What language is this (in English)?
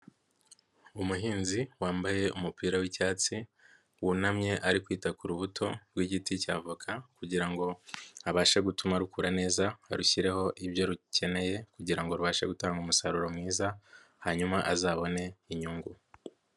Kinyarwanda